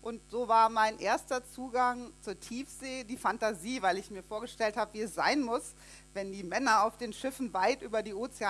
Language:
German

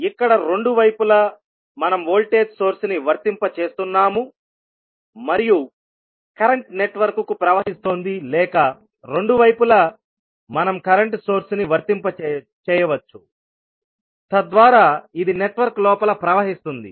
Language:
Telugu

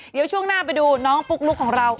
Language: Thai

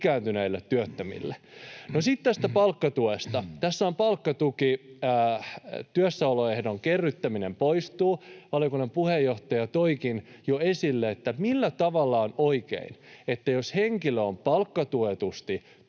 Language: Finnish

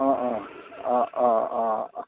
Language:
Assamese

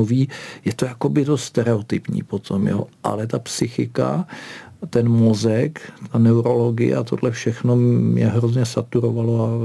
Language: Czech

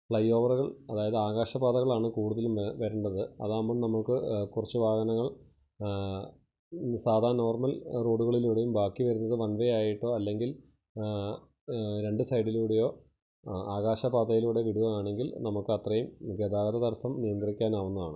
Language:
Malayalam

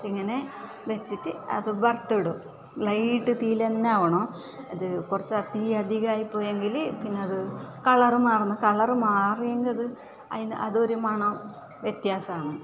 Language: Malayalam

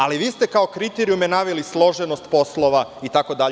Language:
Serbian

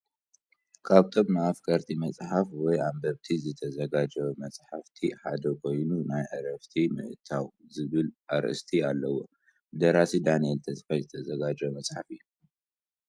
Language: Tigrinya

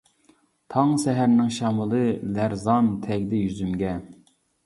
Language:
Uyghur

